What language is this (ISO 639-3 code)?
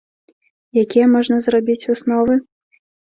bel